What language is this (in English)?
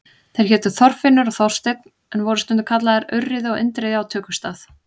Icelandic